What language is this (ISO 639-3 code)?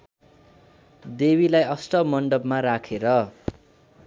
nep